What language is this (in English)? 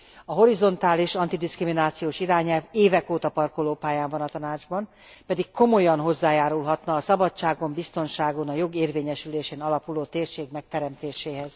Hungarian